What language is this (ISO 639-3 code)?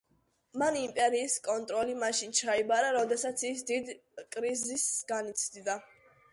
kat